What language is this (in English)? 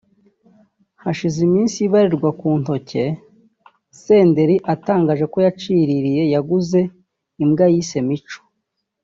Kinyarwanda